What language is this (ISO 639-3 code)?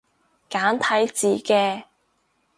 yue